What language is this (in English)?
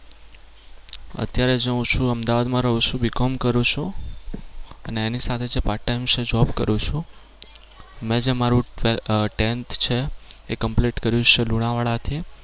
Gujarati